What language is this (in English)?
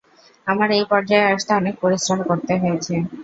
Bangla